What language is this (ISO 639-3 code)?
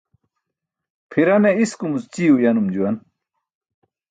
bsk